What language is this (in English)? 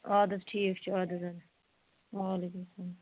Kashmiri